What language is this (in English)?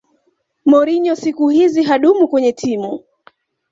Swahili